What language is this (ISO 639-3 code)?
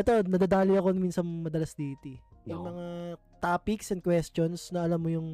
fil